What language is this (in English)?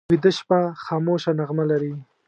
Pashto